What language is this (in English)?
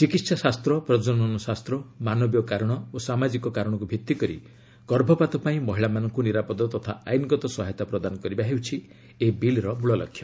Odia